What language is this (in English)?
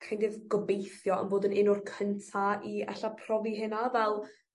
Welsh